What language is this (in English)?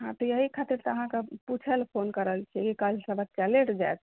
Maithili